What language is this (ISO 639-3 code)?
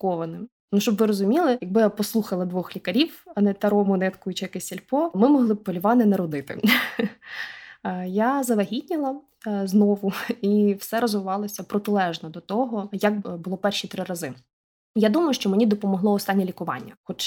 ukr